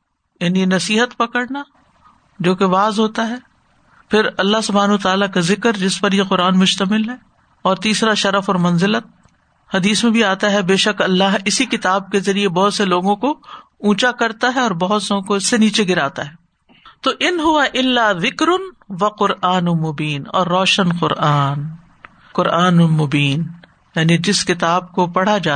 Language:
Urdu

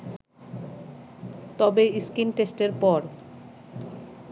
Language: Bangla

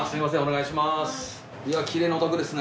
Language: Japanese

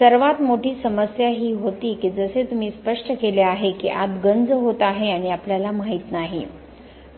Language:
Marathi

